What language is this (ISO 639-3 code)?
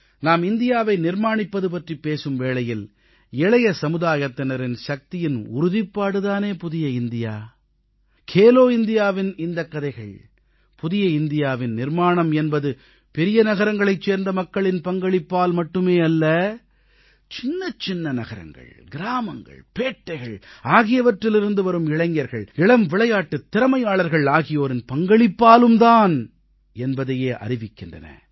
tam